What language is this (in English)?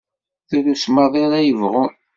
Kabyle